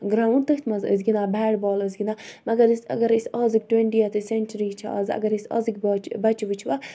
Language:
Kashmiri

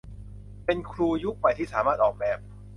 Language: Thai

